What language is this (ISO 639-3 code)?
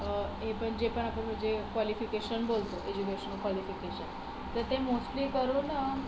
mar